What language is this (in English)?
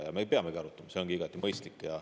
Estonian